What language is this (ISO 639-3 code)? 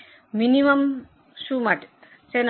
guj